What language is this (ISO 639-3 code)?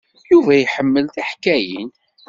kab